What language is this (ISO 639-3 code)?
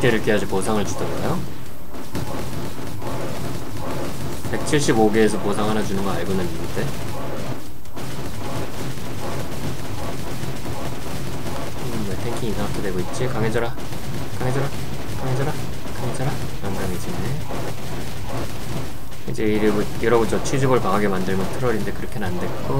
kor